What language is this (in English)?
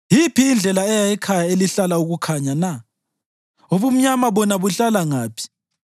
North Ndebele